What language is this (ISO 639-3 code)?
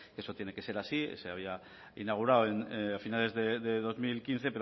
spa